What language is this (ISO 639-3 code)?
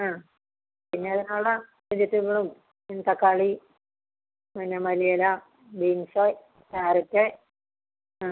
mal